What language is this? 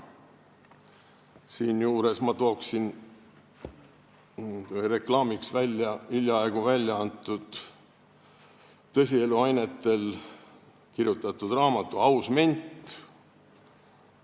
Estonian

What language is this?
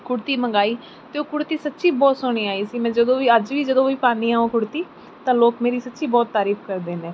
Punjabi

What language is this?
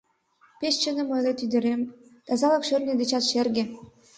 Mari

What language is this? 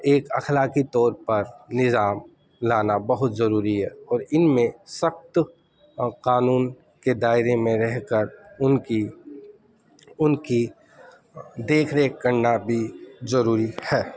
Urdu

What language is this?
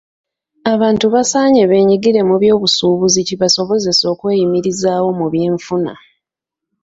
Ganda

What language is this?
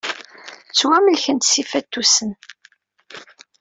Kabyle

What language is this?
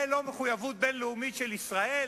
Hebrew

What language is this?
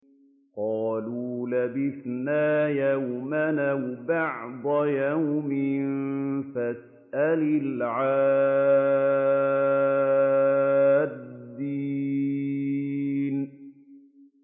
Arabic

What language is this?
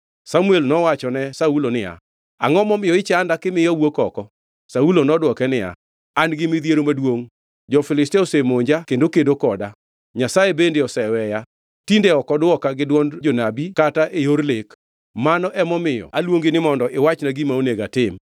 Luo (Kenya and Tanzania)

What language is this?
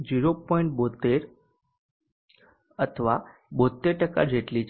Gujarati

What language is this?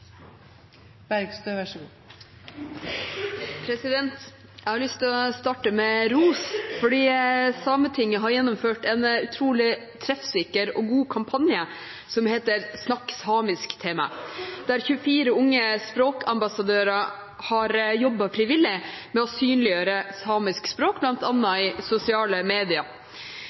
Norwegian Bokmål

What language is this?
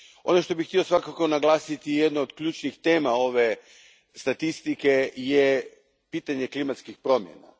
Croatian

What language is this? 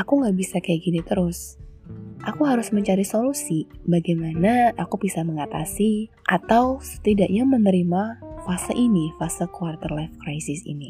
Indonesian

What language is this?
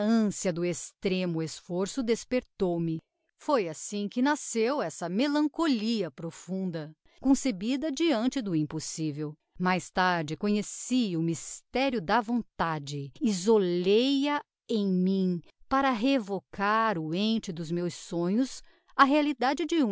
Portuguese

